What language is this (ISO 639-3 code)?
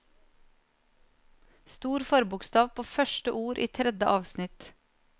nor